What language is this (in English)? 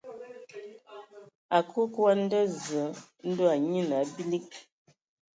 Ewondo